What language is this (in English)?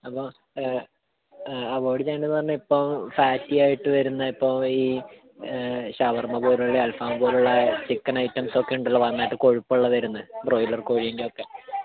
Malayalam